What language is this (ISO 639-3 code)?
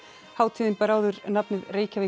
isl